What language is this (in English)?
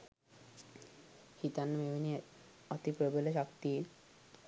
Sinhala